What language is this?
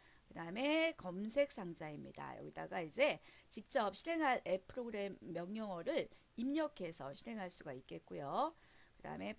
Korean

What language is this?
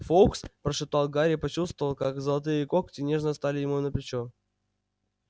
Russian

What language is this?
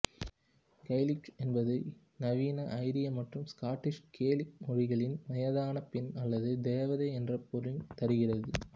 Tamil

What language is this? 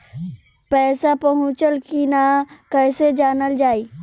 Bhojpuri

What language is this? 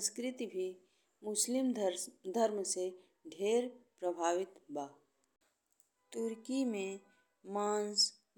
Bhojpuri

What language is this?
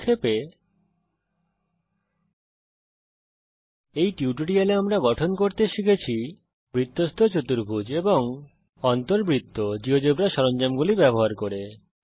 Bangla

